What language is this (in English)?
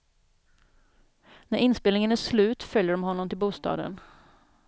Swedish